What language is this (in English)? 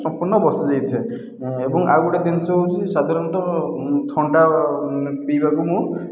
Odia